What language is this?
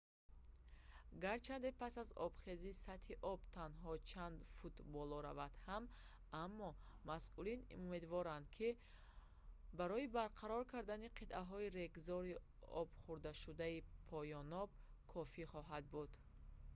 Tajik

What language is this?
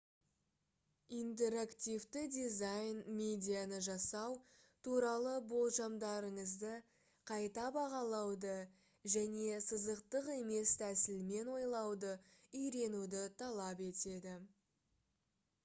Kazakh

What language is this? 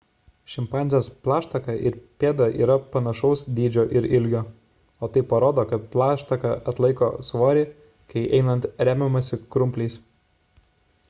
Lithuanian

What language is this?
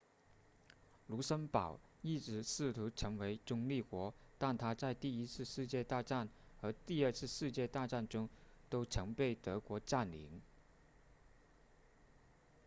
Chinese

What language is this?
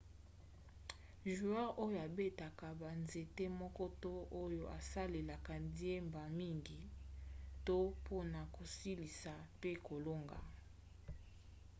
Lingala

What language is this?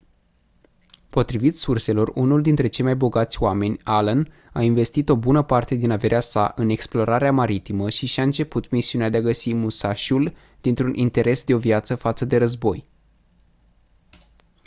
Romanian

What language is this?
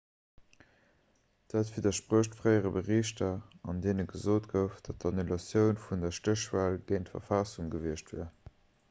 Luxembourgish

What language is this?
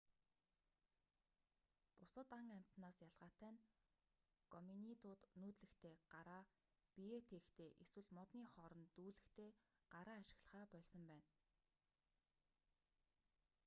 Mongolian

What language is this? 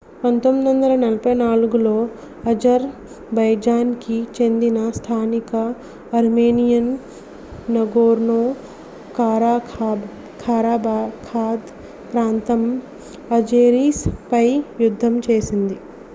Telugu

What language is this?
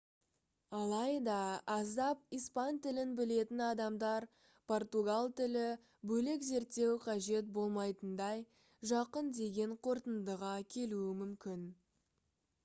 Kazakh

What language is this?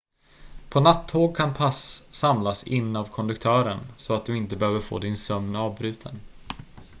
Swedish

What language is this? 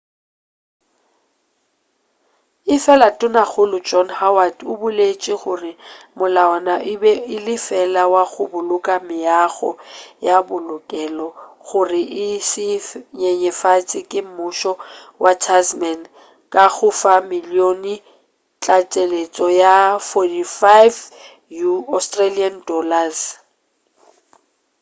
Northern Sotho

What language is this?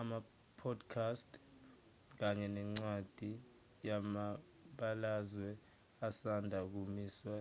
Zulu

